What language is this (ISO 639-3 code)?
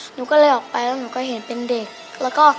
tha